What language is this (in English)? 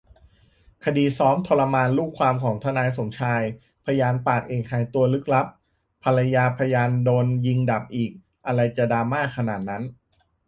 Thai